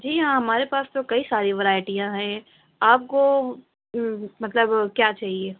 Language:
Urdu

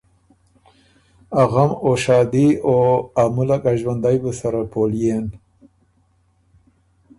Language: Ormuri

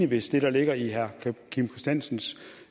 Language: Danish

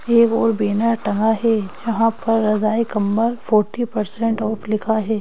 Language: Hindi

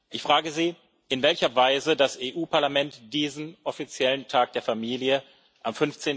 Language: German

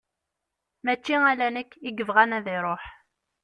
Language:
Kabyle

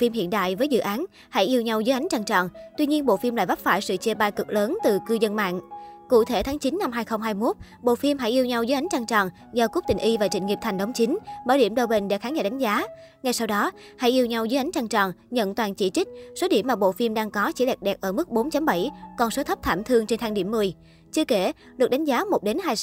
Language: Vietnamese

